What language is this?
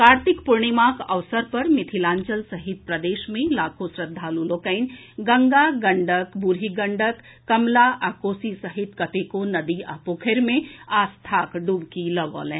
Maithili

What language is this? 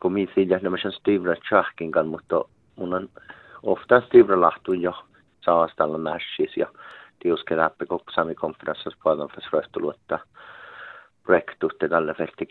Finnish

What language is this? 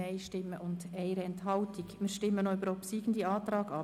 Swiss German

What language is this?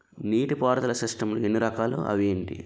Telugu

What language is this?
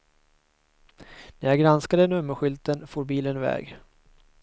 Swedish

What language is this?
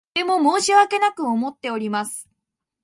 Japanese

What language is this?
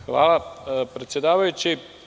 Serbian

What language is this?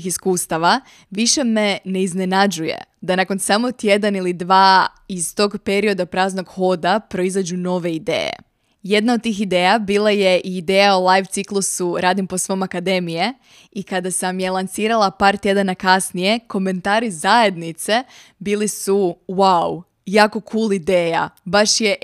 Croatian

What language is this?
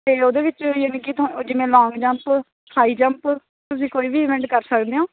Punjabi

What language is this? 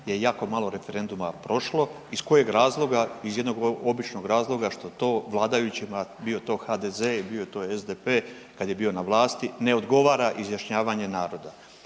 Croatian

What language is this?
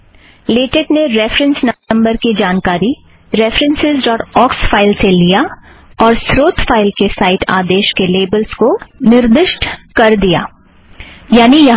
Hindi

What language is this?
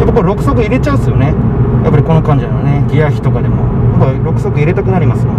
Japanese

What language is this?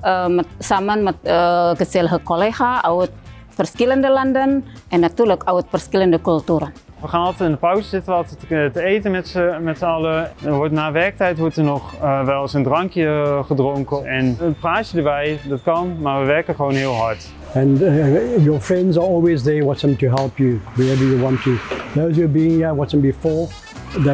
Dutch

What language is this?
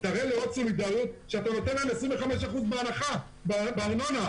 Hebrew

